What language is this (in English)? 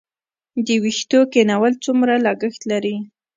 Pashto